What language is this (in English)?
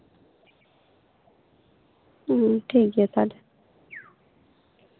Santali